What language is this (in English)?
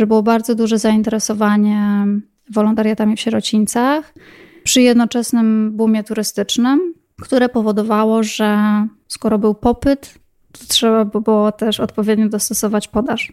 Polish